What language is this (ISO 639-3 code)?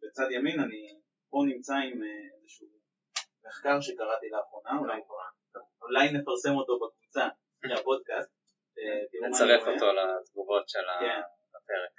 heb